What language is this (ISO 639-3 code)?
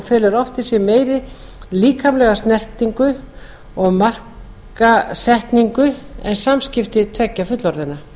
isl